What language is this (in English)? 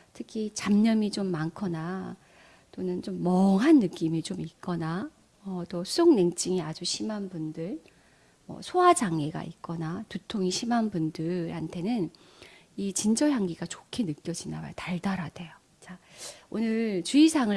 Korean